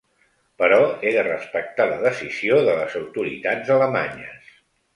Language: Catalan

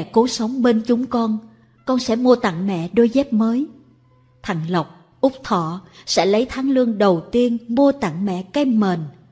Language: Vietnamese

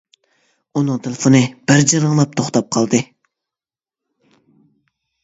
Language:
Uyghur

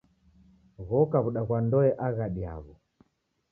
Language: Taita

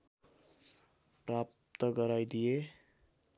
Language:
Nepali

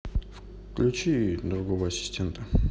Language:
Russian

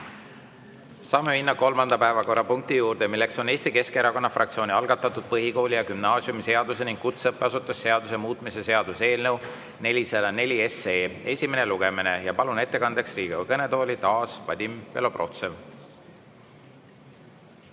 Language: Estonian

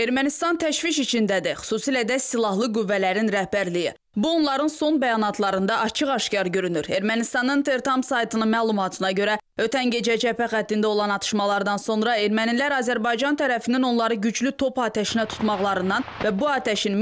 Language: Turkish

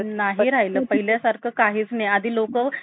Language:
Marathi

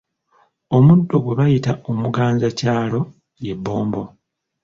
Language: Ganda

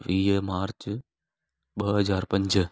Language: Sindhi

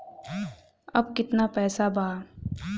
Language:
Bhojpuri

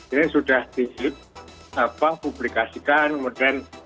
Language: Indonesian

